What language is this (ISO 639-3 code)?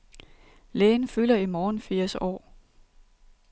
dan